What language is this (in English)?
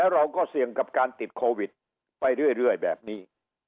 Thai